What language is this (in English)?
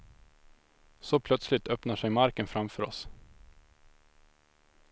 Swedish